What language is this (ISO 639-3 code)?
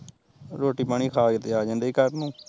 pan